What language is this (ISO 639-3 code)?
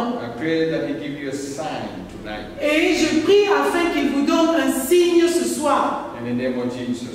fra